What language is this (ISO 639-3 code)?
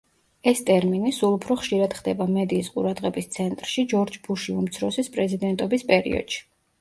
kat